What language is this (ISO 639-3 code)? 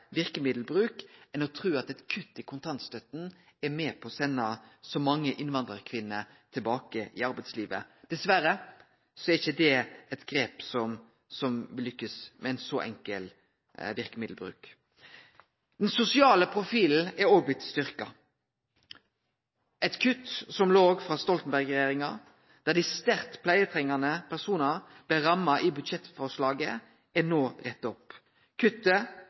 nno